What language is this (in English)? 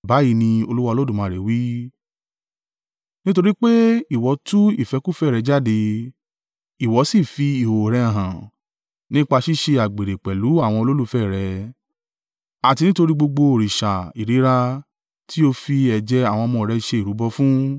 Yoruba